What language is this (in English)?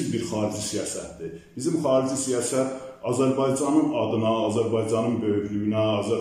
Turkish